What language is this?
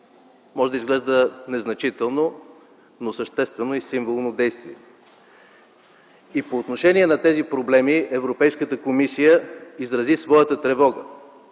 Bulgarian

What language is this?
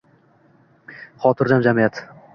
Uzbek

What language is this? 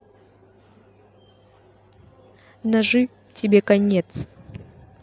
Russian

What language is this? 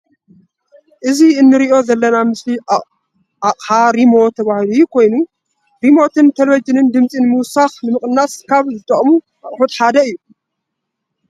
Tigrinya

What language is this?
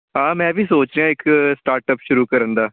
Punjabi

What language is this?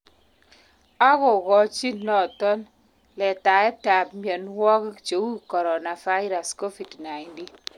Kalenjin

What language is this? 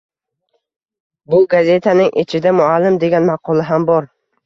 Uzbek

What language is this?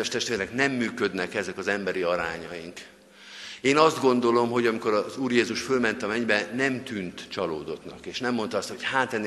Hungarian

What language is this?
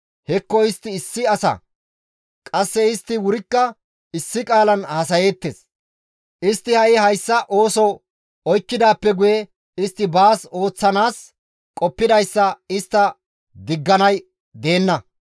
Gamo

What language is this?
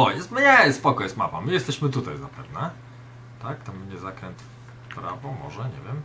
Polish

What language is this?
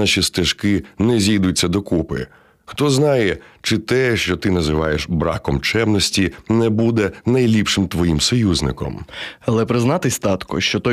Ukrainian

